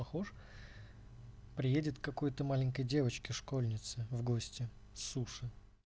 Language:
Russian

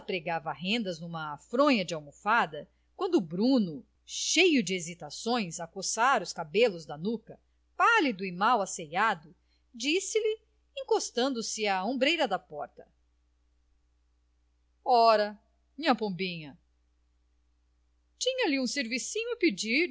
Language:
Portuguese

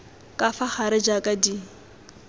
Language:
Tswana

